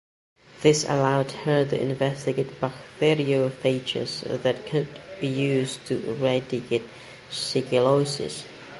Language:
English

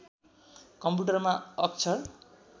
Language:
Nepali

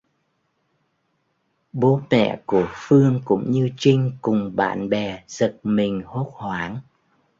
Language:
Vietnamese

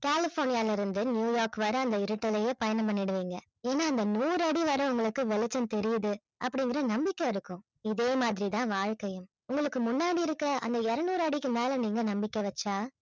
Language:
Tamil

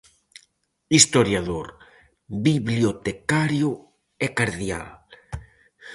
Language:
Galician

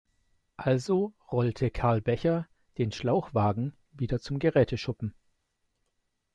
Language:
German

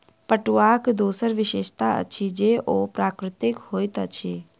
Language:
Maithili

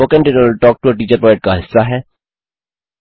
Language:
Hindi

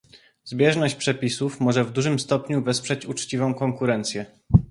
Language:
Polish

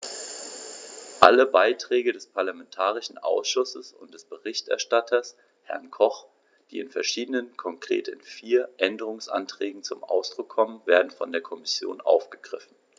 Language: German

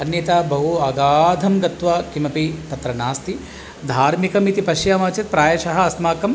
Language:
Sanskrit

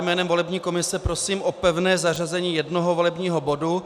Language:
Czech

